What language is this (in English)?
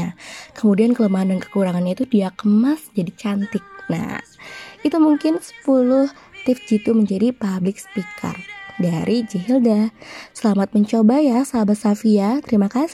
Indonesian